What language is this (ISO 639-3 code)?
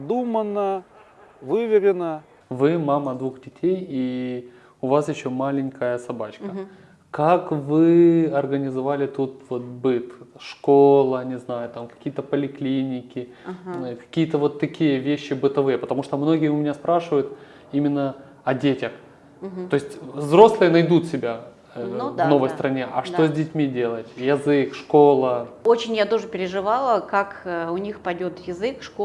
rus